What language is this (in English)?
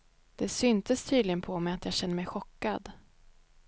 Swedish